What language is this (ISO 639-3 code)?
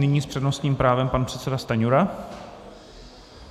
ces